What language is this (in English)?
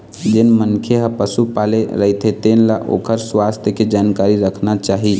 Chhattisgarhi